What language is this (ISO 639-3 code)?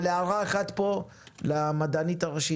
heb